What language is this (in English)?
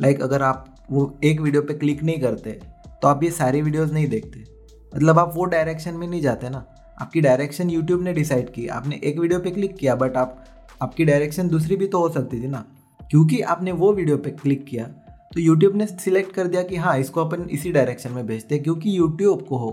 Hindi